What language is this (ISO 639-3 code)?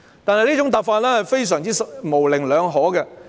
yue